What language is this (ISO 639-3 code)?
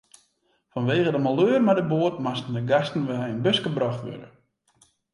fry